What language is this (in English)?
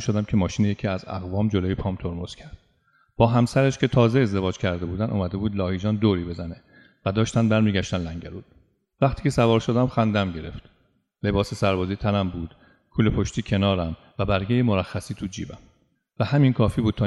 Persian